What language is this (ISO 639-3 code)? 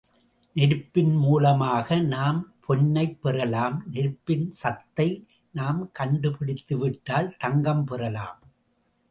tam